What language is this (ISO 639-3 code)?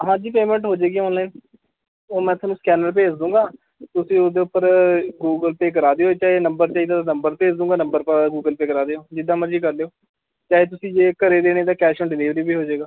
pan